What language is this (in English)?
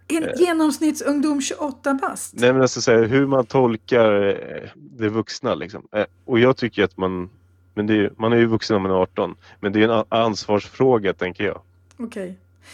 Swedish